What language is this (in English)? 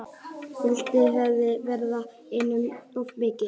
Icelandic